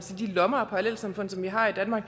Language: Danish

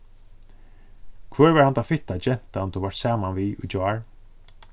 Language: Faroese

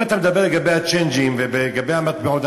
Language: Hebrew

